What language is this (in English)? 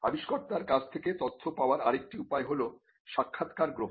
Bangla